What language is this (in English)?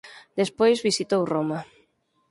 Galician